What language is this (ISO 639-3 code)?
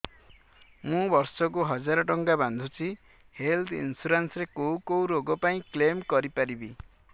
ori